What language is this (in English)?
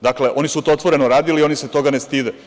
Serbian